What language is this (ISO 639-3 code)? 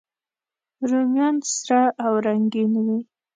pus